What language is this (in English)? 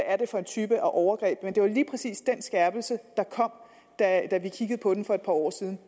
Danish